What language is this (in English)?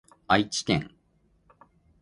Japanese